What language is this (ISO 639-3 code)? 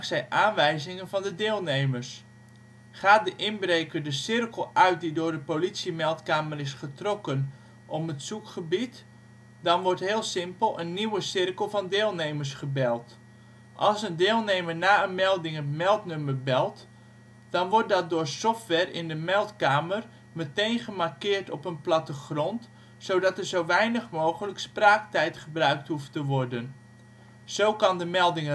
nld